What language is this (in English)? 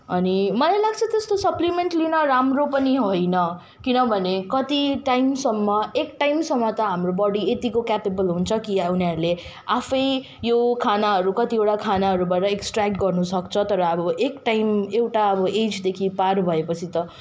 Nepali